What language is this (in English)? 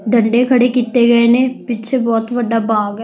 Punjabi